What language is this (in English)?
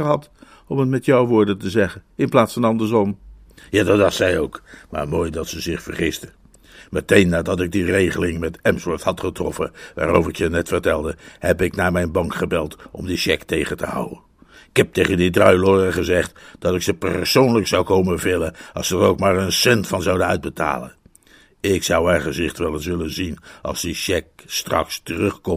Dutch